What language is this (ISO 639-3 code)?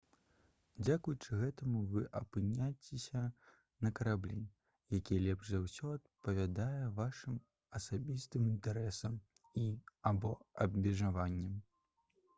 bel